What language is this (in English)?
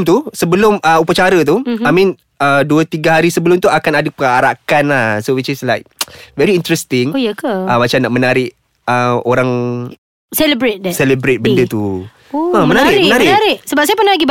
Malay